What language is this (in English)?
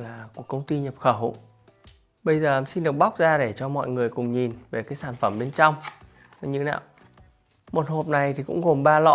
Vietnamese